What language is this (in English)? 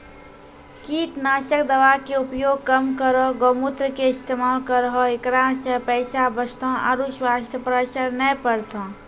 Maithili